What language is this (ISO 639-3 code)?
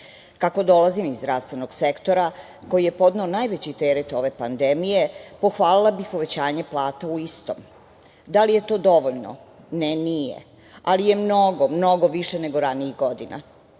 srp